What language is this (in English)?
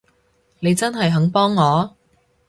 Cantonese